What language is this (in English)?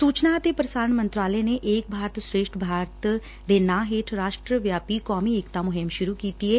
Punjabi